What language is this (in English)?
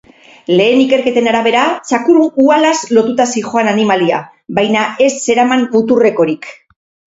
Basque